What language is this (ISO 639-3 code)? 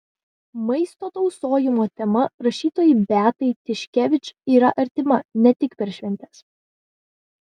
lit